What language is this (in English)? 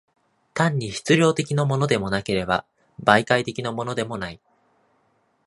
Japanese